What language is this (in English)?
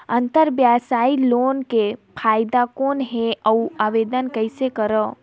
Chhattisgarhi